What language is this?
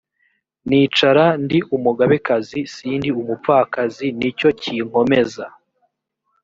Kinyarwanda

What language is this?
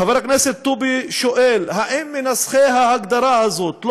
Hebrew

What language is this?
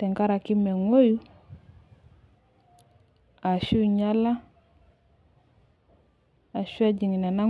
Masai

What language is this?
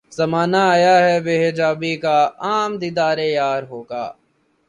Urdu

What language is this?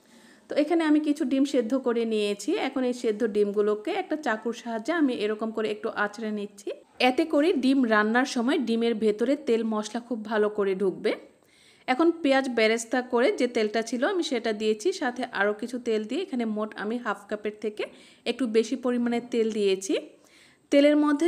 Bangla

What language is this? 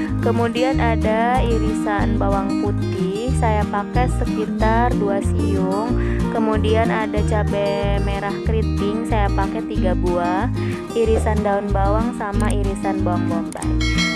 Indonesian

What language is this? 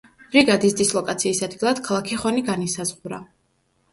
Georgian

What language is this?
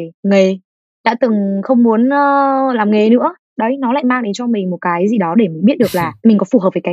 Vietnamese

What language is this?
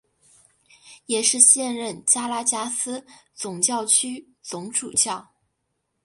Chinese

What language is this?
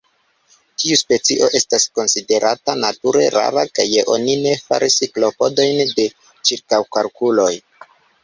Esperanto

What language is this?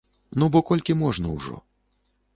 Belarusian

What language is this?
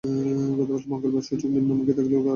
Bangla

